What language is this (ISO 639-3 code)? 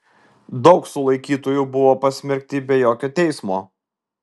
lit